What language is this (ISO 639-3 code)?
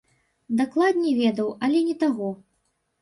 bel